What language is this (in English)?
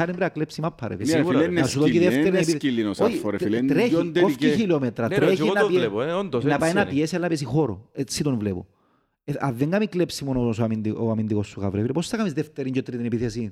Greek